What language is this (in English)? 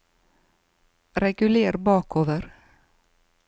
Norwegian